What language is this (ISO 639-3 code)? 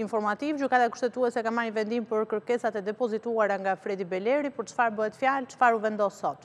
ron